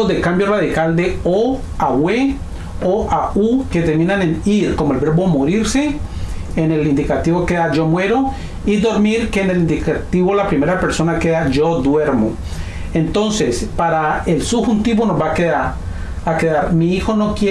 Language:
Spanish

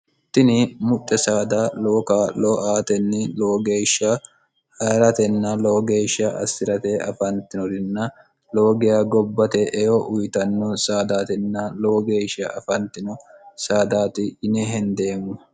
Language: Sidamo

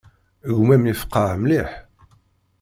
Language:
Kabyle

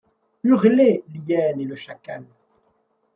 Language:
French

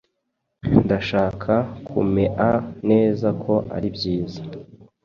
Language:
Kinyarwanda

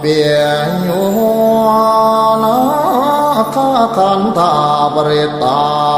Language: Thai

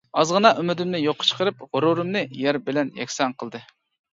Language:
Uyghur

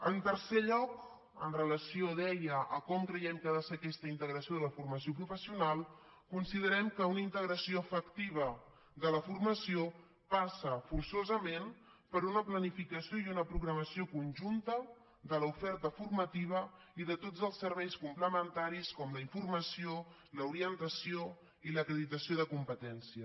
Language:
Catalan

